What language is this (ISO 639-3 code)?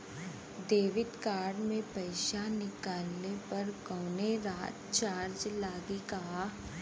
bho